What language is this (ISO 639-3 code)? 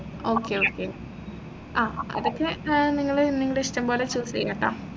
mal